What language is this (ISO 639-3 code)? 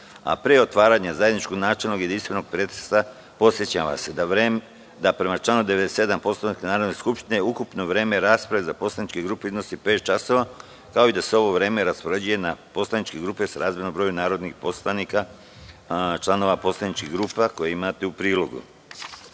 srp